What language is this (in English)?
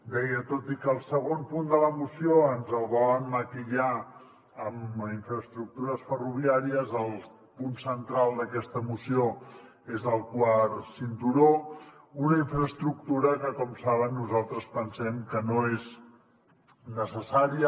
Catalan